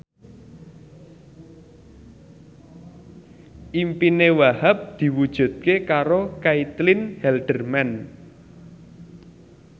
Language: Javanese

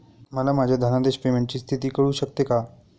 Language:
Marathi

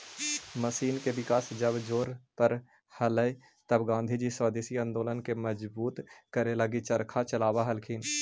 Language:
Magahi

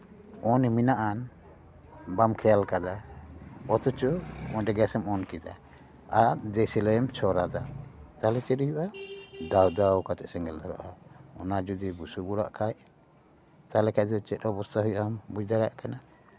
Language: Santali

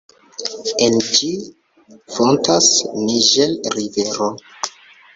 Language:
Esperanto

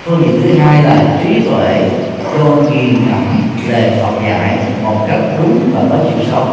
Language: Vietnamese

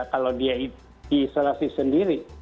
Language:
Indonesian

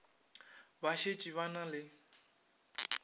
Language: Northern Sotho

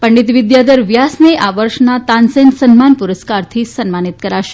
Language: Gujarati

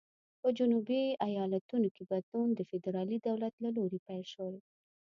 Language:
Pashto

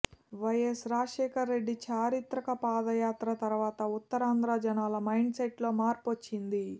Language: Telugu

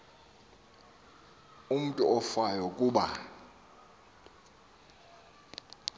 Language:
Xhosa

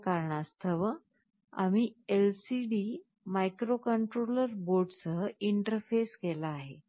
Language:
Marathi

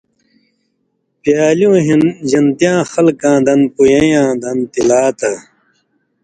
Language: Indus Kohistani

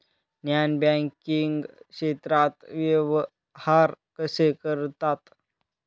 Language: Marathi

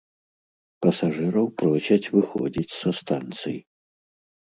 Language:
Belarusian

